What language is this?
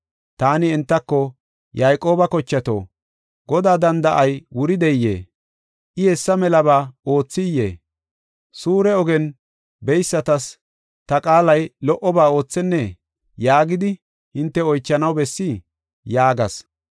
Gofa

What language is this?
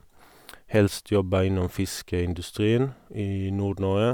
Norwegian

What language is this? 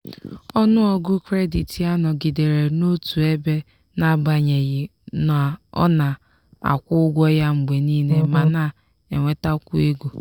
Igbo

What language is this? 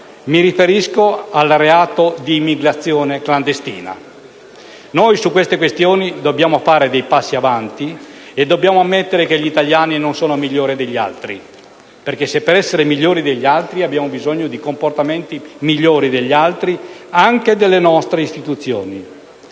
Italian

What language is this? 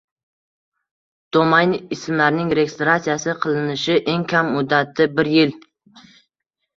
Uzbek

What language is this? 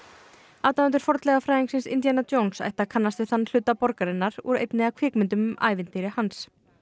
Icelandic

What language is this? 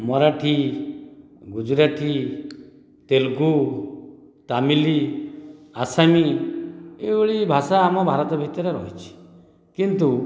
Odia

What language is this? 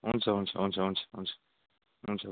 Nepali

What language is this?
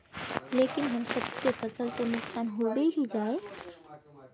Magahi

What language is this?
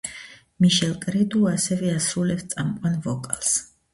Georgian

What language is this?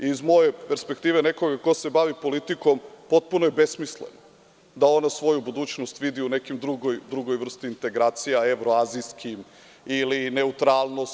Serbian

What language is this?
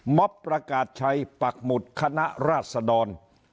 Thai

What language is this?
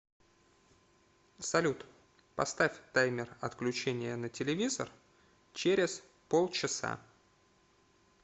Russian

